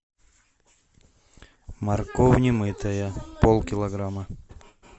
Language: Russian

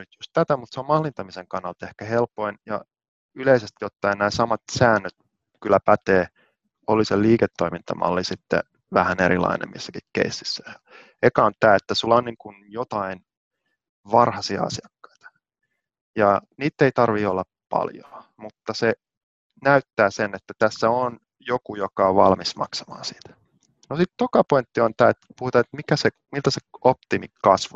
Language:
Finnish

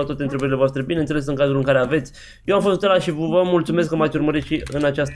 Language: Romanian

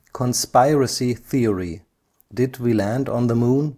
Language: German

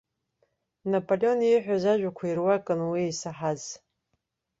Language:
Abkhazian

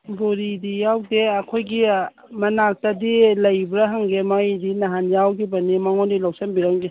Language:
Manipuri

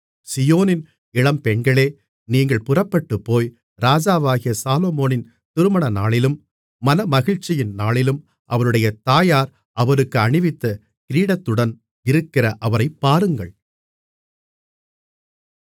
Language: Tamil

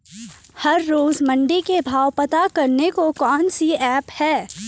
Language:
Hindi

